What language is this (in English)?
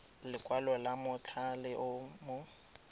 Tswana